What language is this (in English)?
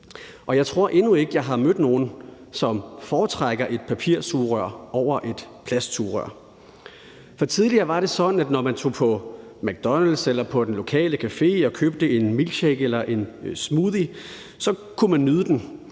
Danish